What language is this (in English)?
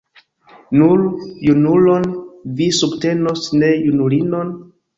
Esperanto